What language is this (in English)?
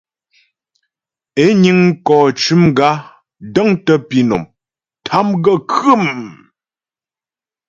Ghomala